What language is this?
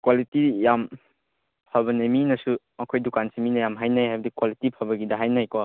Manipuri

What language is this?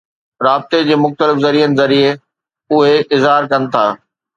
Sindhi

